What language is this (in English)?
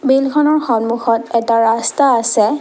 Assamese